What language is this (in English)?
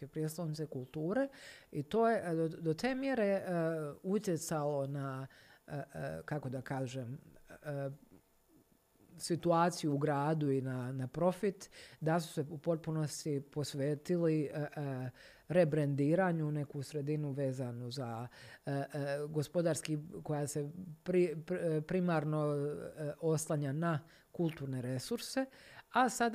Croatian